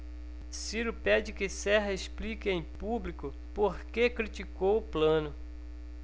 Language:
Portuguese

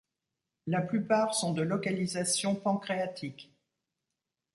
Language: French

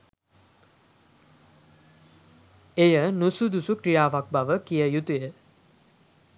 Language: Sinhala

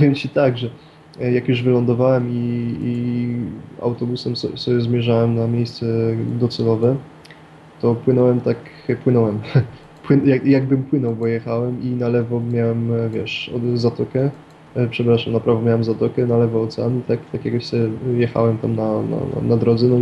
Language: Polish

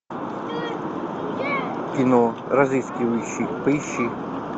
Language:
Russian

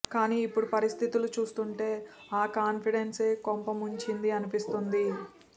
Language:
Telugu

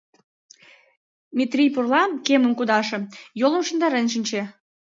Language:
Mari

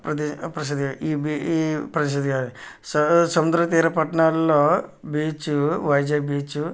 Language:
Telugu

